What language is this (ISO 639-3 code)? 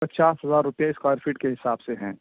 urd